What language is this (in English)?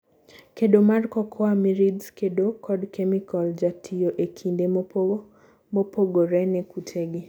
Luo (Kenya and Tanzania)